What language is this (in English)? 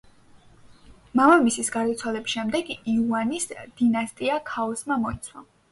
Georgian